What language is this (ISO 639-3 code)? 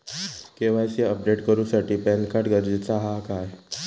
mar